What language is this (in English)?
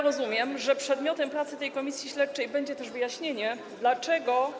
Polish